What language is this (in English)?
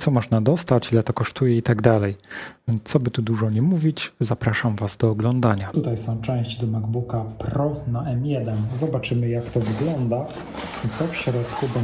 Polish